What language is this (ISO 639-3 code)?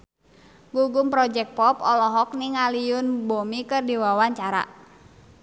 sun